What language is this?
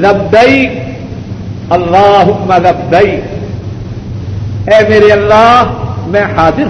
Urdu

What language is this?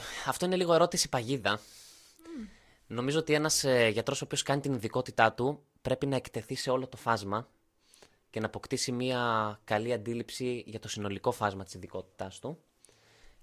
Greek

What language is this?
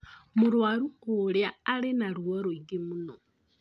Kikuyu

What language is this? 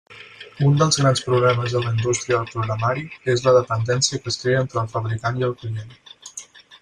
Catalan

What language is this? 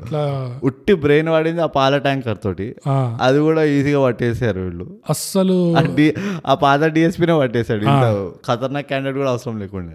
Telugu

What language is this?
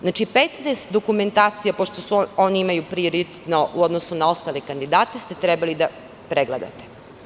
Serbian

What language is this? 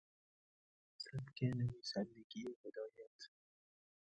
Persian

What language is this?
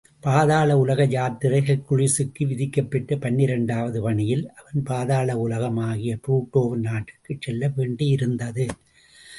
Tamil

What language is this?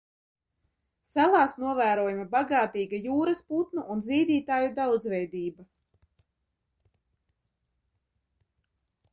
Latvian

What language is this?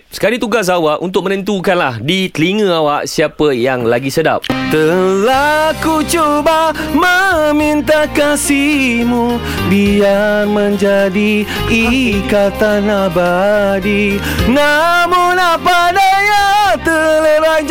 Malay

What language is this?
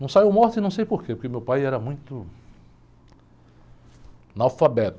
Portuguese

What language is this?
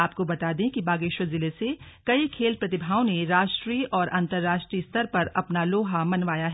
Hindi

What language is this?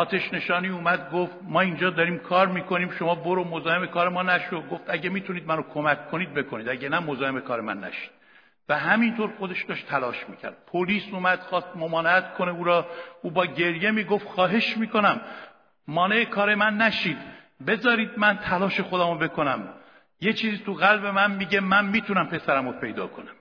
Persian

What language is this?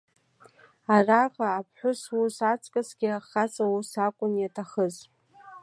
Abkhazian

